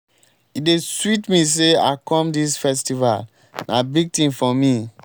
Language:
Nigerian Pidgin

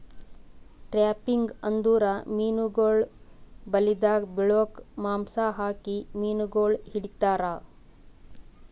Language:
Kannada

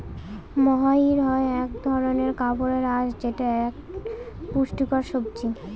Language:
Bangla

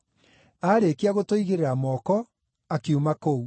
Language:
Kikuyu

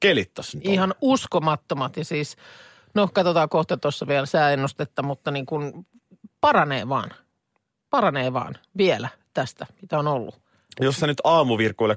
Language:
Finnish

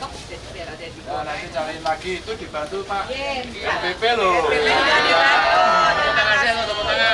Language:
Indonesian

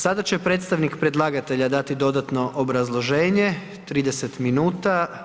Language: Croatian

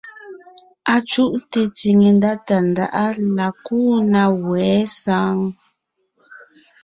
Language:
Ngiemboon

